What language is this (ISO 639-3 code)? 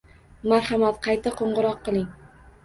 uzb